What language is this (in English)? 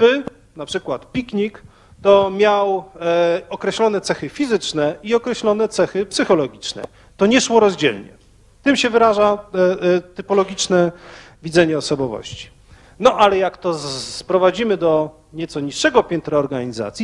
Polish